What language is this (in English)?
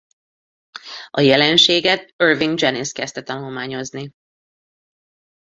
Hungarian